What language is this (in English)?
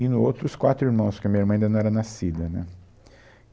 Portuguese